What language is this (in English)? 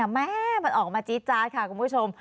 Thai